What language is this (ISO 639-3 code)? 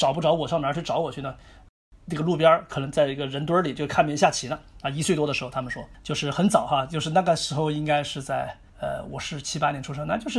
zho